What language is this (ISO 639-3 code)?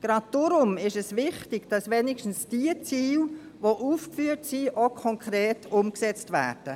gsw